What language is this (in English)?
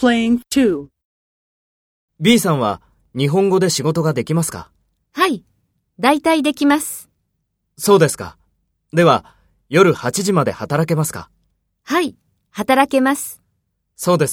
Japanese